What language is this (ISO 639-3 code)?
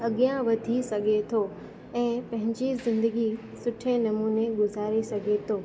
snd